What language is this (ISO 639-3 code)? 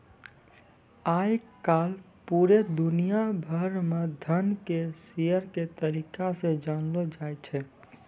mai